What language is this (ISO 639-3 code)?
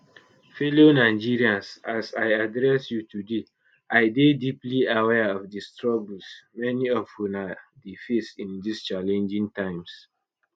pcm